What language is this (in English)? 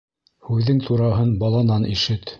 Bashkir